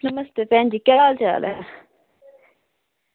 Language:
Dogri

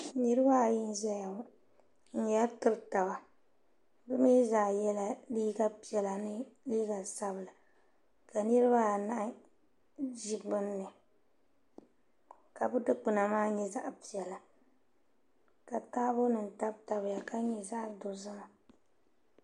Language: Dagbani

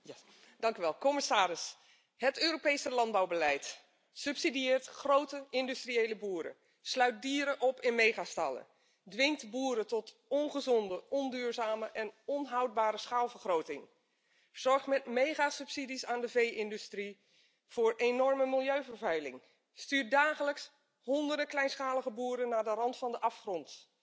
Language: Dutch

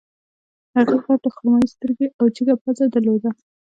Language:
Pashto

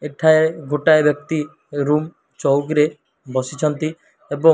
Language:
Odia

